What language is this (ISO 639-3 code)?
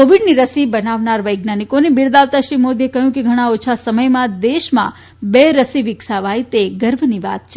guj